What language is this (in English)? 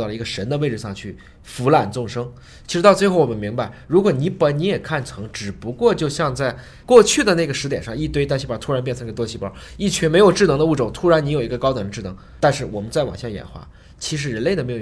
Chinese